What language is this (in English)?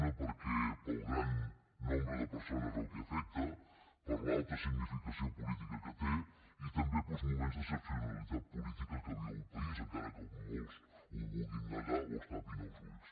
Catalan